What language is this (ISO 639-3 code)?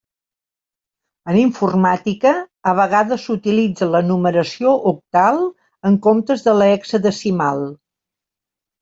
cat